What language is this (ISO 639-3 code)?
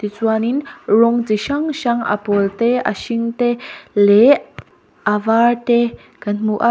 lus